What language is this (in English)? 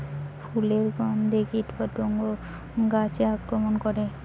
Bangla